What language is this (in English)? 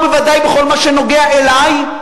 Hebrew